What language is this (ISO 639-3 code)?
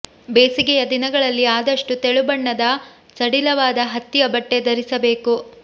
kan